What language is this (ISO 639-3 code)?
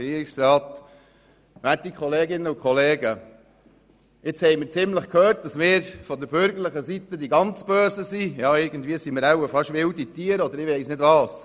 gsw